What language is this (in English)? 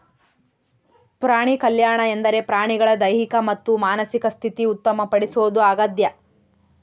Kannada